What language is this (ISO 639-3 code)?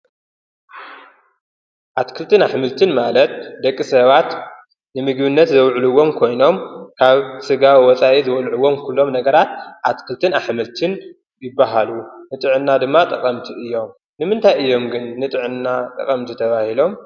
tir